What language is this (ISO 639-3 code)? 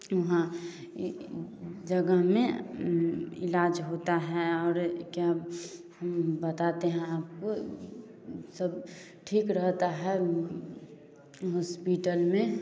hin